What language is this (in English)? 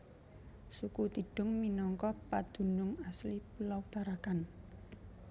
Javanese